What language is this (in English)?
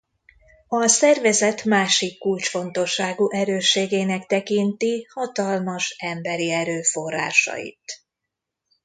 Hungarian